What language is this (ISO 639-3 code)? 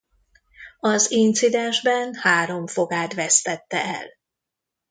hun